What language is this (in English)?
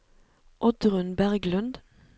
Norwegian